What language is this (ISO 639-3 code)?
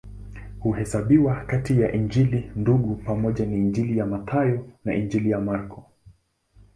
swa